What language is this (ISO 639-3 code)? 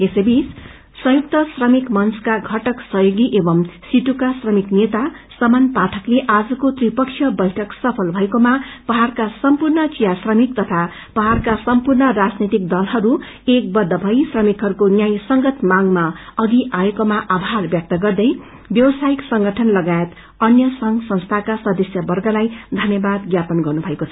nep